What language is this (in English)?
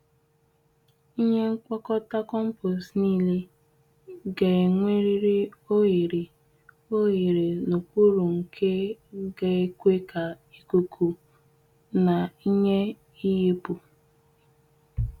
Igbo